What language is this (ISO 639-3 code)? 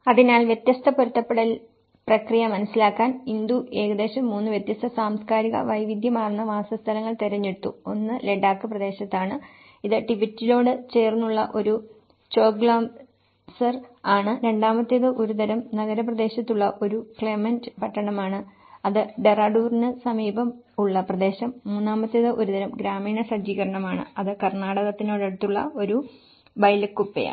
mal